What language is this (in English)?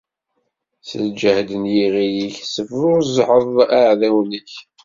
Kabyle